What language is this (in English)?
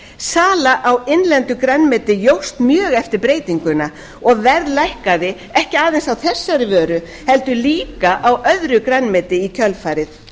Icelandic